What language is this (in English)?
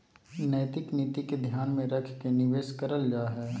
Magahi